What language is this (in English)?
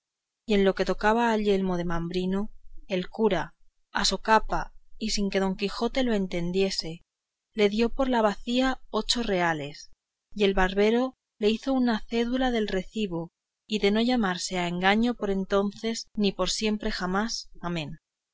Spanish